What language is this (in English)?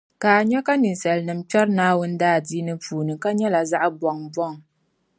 Dagbani